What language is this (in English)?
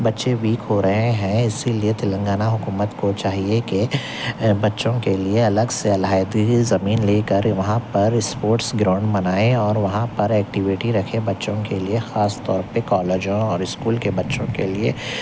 Urdu